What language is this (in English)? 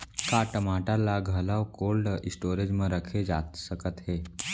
Chhattisgarhi